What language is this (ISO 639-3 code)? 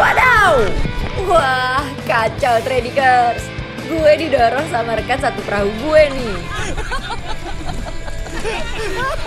ind